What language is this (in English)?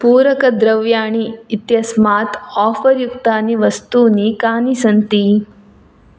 Sanskrit